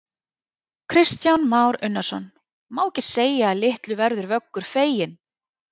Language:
Icelandic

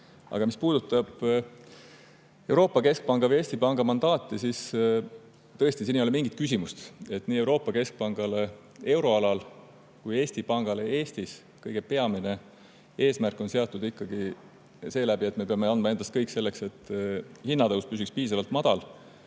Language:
Estonian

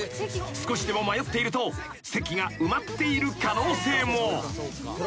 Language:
Japanese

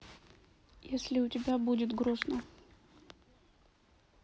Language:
Russian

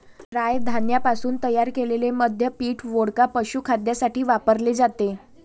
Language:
Marathi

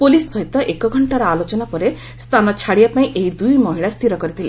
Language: Odia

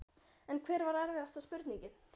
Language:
Icelandic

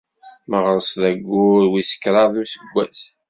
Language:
Kabyle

